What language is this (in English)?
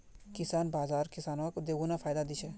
Magahi